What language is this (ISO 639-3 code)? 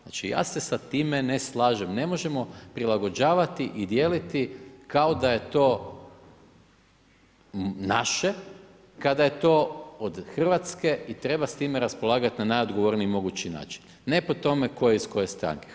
hrv